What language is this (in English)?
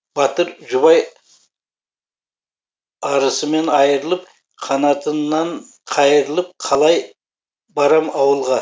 Kazakh